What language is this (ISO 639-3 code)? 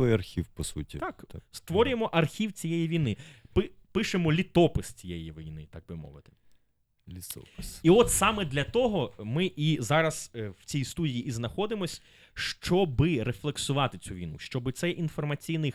ukr